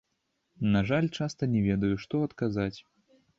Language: Belarusian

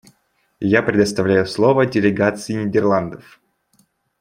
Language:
Russian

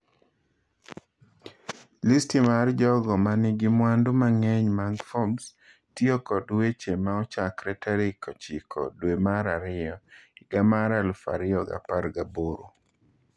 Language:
Luo (Kenya and Tanzania)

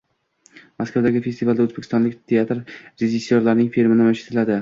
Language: Uzbek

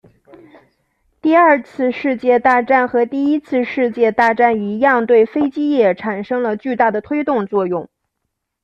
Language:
Chinese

